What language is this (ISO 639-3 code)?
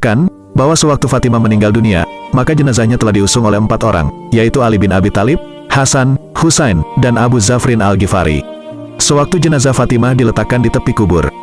ind